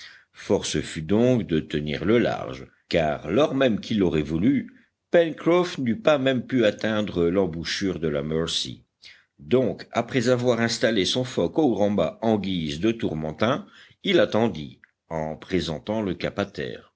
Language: French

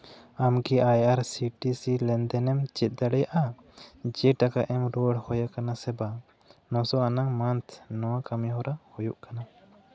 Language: Santali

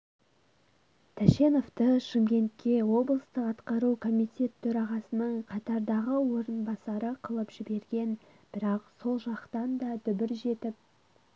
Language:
Kazakh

